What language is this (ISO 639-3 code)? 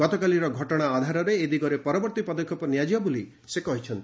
ori